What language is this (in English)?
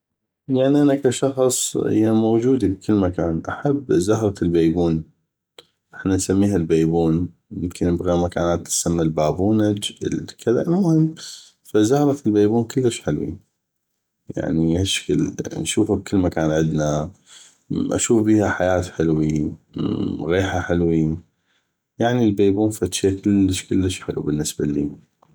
North Mesopotamian Arabic